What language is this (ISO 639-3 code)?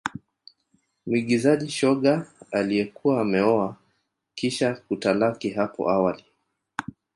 swa